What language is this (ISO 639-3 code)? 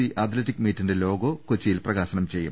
mal